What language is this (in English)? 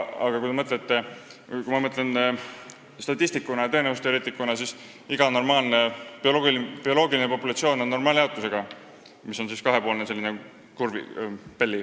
Estonian